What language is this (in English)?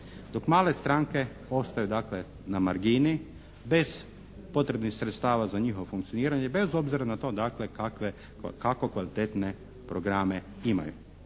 Croatian